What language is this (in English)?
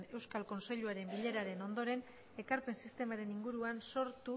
Basque